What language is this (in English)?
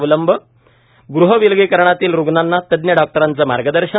Marathi